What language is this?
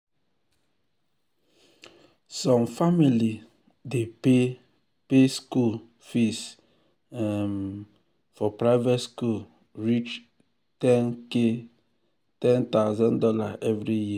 Nigerian Pidgin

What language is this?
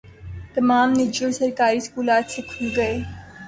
Urdu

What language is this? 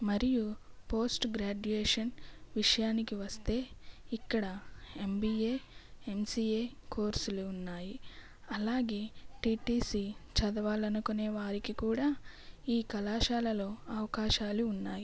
Telugu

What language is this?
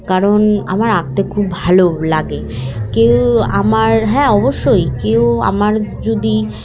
Bangla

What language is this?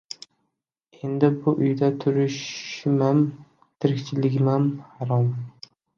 Uzbek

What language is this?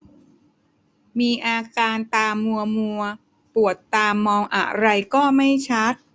Thai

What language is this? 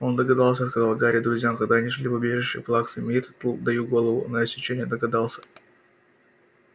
Russian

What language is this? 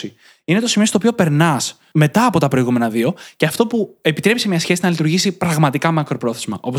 Greek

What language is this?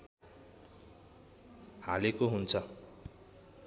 Nepali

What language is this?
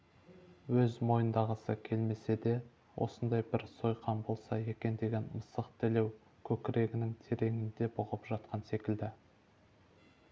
Kazakh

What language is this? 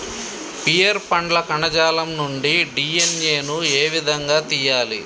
Telugu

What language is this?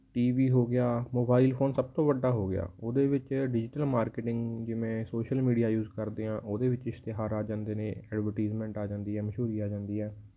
Punjabi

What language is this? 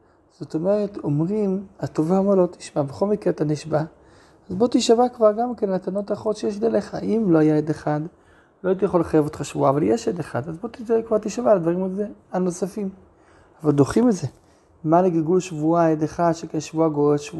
Hebrew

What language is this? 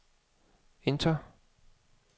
Danish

